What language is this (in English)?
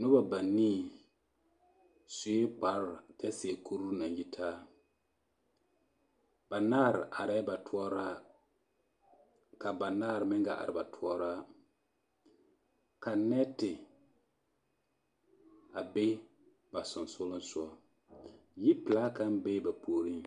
Southern Dagaare